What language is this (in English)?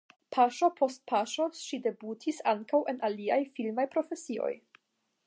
Esperanto